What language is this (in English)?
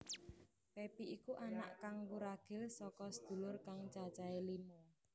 Javanese